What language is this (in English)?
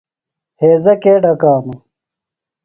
Phalura